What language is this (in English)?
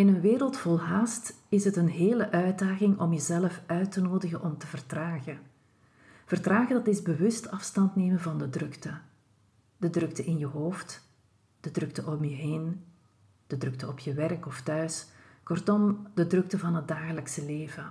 Dutch